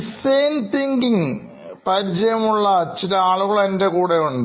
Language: Malayalam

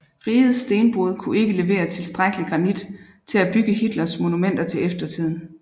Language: Danish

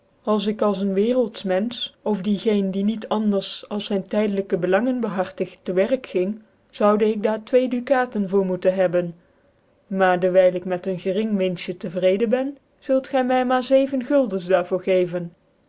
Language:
Dutch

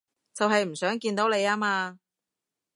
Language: Cantonese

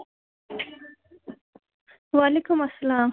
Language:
Kashmiri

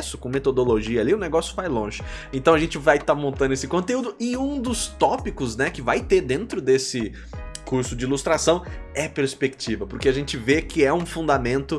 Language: Portuguese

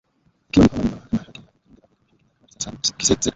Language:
Swahili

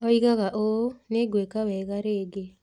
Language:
Kikuyu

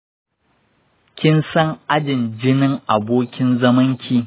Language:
Hausa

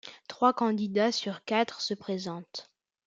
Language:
French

